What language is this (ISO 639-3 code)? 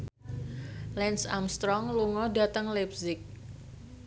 jav